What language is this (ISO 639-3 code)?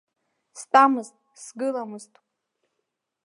abk